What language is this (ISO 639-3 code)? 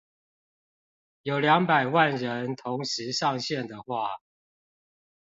zho